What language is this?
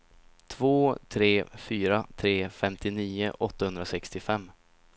Swedish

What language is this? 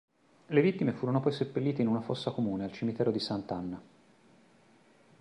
Italian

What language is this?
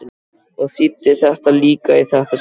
Icelandic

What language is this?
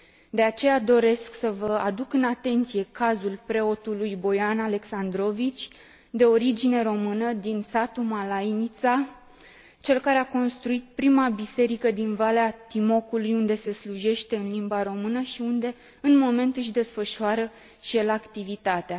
Romanian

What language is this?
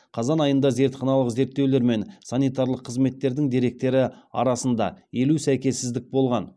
Kazakh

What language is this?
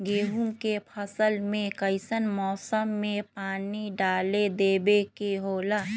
Magahi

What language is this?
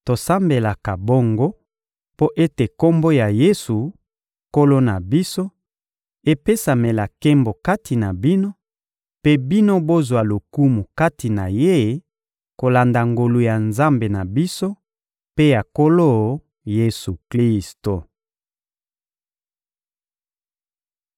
Lingala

